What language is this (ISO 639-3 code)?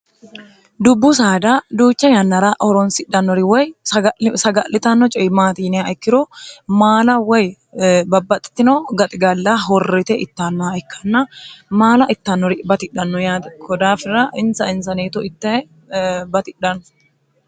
sid